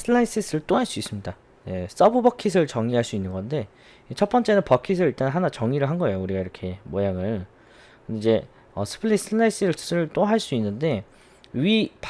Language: Korean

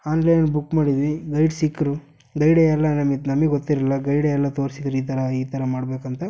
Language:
Kannada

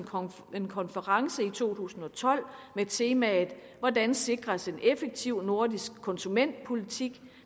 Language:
Danish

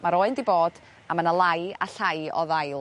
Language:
Welsh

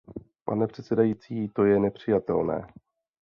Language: Czech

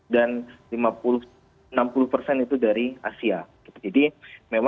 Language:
Indonesian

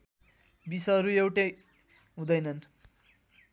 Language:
Nepali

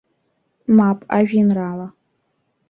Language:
Abkhazian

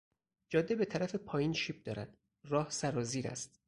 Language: Persian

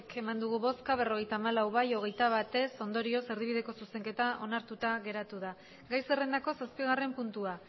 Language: Basque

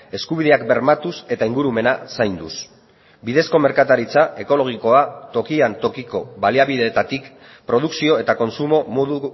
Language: Basque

